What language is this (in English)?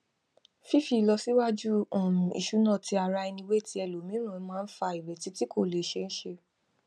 Yoruba